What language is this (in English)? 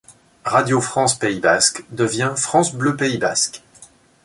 French